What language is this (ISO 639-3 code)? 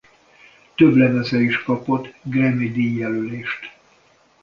hun